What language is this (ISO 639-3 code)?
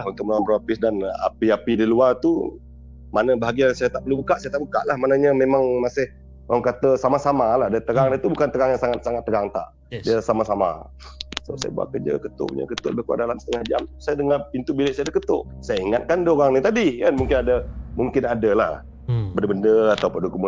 msa